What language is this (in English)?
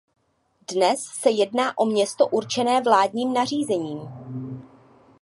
Czech